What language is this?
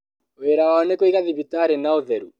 Kikuyu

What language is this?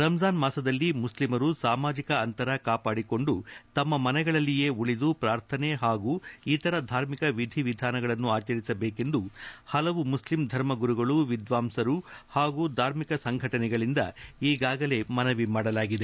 Kannada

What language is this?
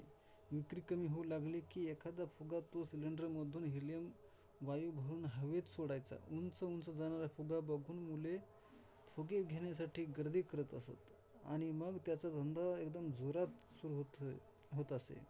Marathi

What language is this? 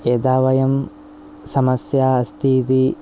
Sanskrit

